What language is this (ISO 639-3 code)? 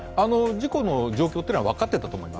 jpn